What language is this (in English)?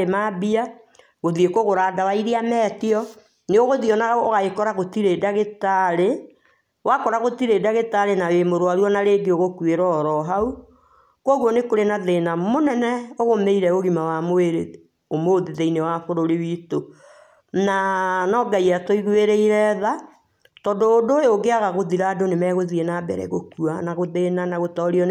Kikuyu